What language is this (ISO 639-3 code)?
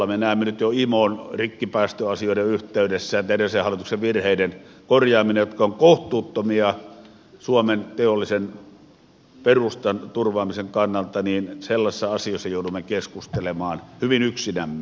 fin